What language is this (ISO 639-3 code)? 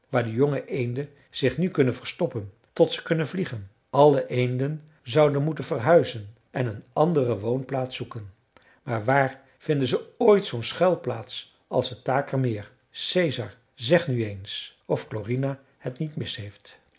nld